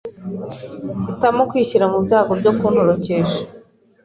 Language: Kinyarwanda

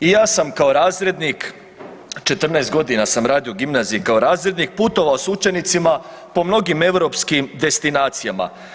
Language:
Croatian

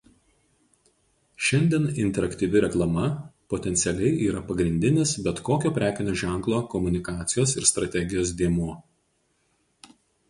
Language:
Lithuanian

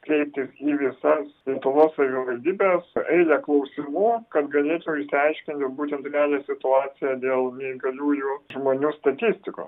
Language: Lithuanian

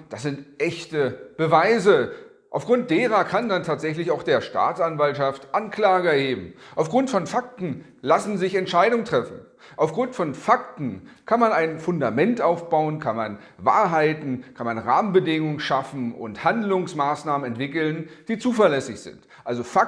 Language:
German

